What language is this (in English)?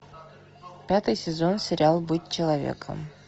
Russian